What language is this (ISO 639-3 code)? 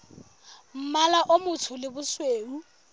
sot